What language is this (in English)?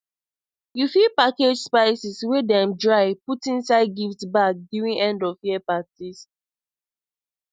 Nigerian Pidgin